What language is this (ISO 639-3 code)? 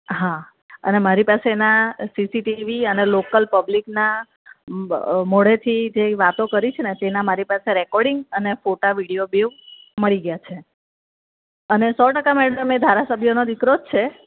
guj